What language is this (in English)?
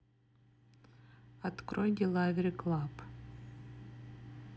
Russian